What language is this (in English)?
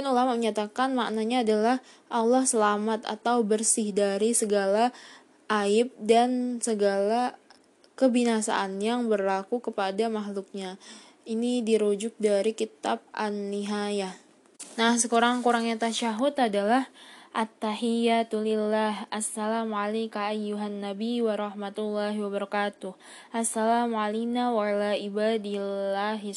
Indonesian